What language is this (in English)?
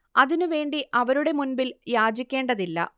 Malayalam